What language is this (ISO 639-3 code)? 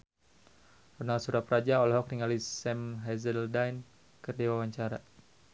sun